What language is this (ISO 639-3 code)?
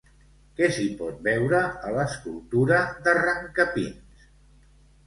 cat